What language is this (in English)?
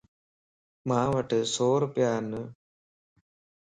Lasi